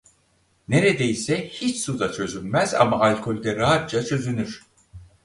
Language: Turkish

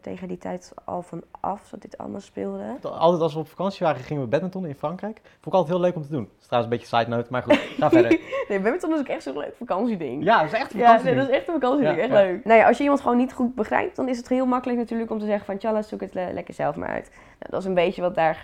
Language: Dutch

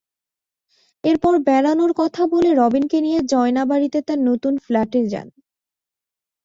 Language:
Bangla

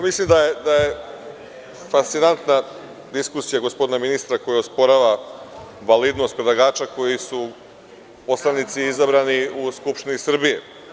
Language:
Serbian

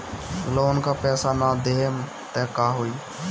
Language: Bhojpuri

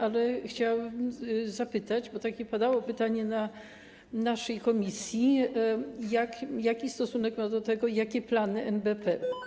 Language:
Polish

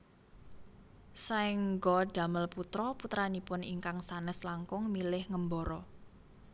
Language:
Javanese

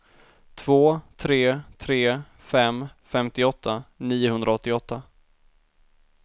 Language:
Swedish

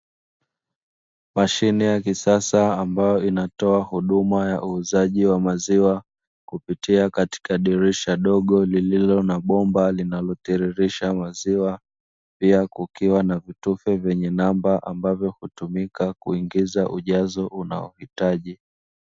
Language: Swahili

